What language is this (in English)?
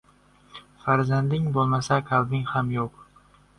Uzbek